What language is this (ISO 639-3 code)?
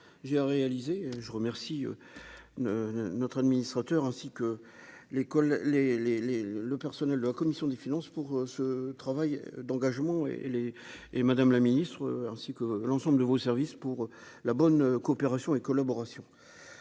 fra